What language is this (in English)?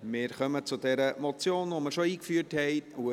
Swiss German